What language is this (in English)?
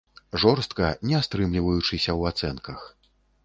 Belarusian